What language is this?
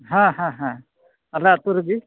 Santali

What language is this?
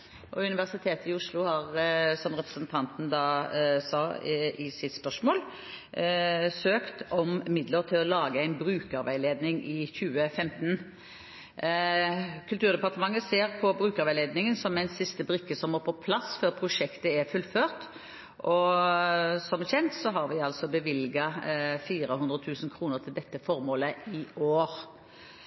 Norwegian Bokmål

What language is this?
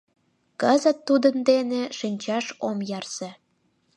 Mari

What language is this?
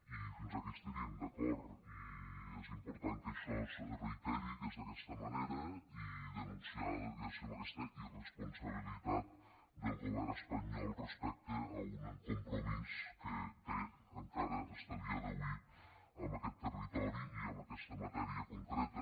Catalan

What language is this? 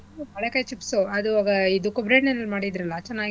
Kannada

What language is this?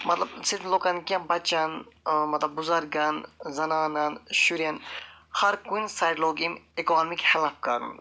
Kashmiri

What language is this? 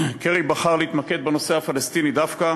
Hebrew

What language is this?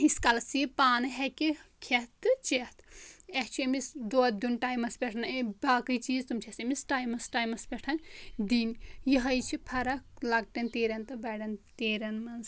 Kashmiri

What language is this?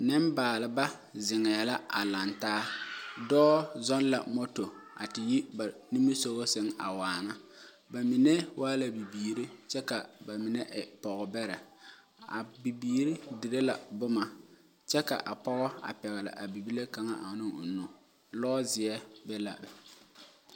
Southern Dagaare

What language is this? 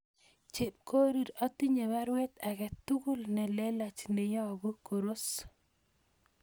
Kalenjin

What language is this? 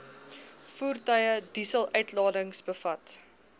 Afrikaans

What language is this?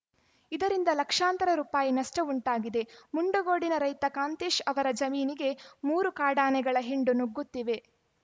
Kannada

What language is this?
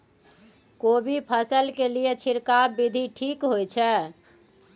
Maithili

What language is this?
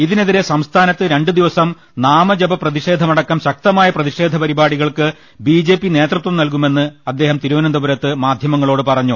Malayalam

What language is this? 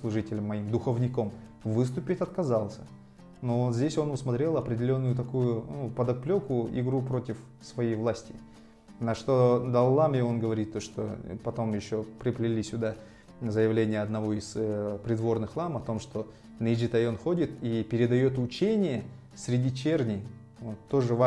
Russian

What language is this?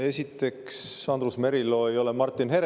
Estonian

